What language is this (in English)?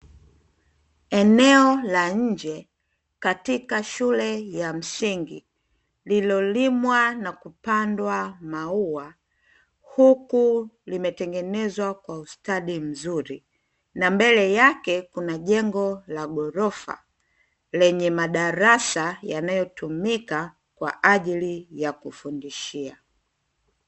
Swahili